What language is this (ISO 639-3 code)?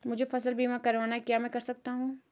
hin